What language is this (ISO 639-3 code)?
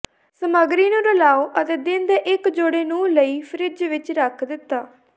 pan